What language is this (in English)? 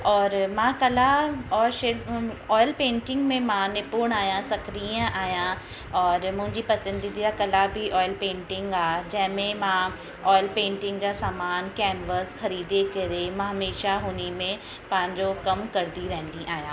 Sindhi